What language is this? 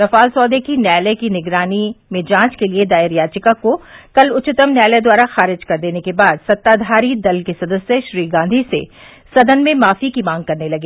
Hindi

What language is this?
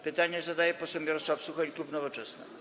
Polish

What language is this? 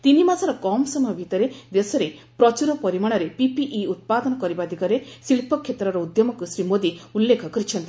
Odia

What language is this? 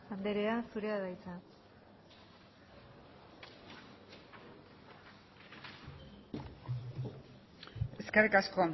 Basque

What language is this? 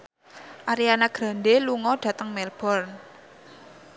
Javanese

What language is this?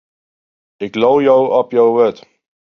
Western Frisian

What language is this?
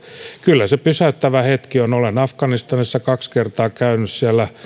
Finnish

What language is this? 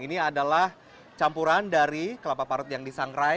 Indonesian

